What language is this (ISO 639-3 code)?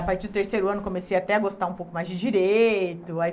por